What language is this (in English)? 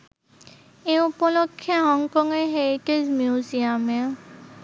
Bangla